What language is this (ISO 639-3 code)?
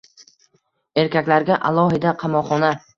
uzb